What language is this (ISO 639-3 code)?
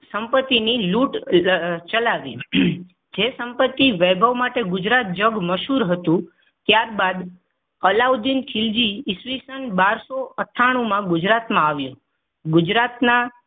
guj